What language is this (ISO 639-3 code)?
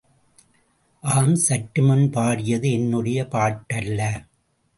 tam